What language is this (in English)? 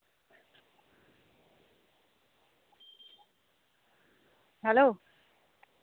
Santali